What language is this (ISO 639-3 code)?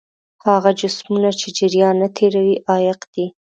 pus